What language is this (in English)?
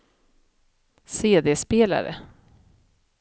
Swedish